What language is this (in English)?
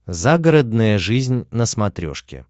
Russian